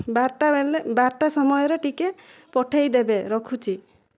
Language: Odia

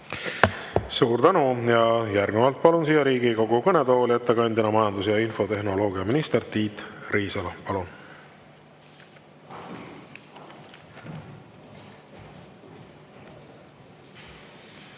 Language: Estonian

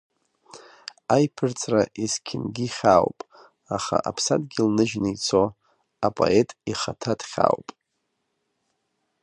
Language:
Abkhazian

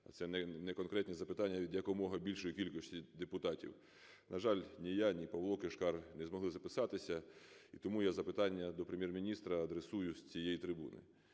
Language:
Ukrainian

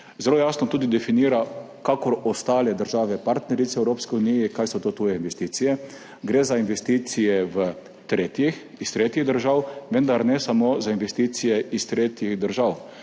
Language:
Slovenian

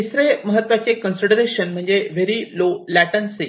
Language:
Marathi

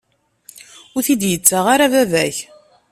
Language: Kabyle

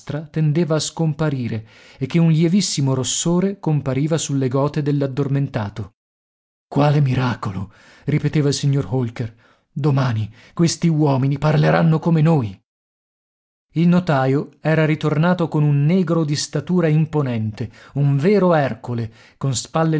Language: Italian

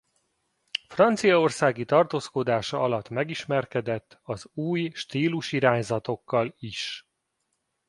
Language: Hungarian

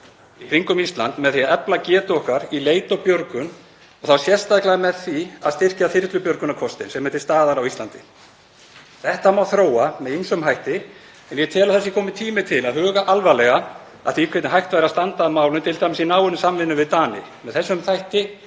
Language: Icelandic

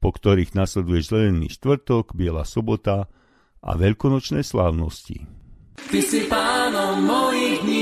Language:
Slovak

